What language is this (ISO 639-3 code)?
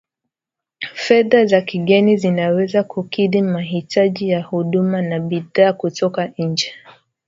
swa